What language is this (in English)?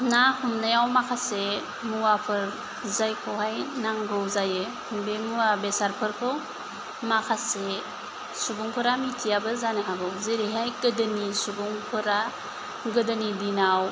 Bodo